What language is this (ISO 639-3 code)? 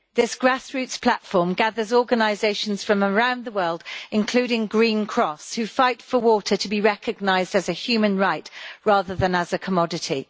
eng